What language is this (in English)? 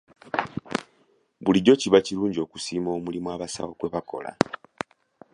Ganda